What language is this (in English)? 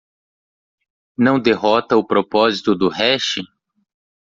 Portuguese